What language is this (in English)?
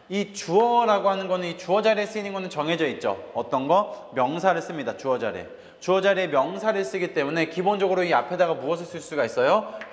Korean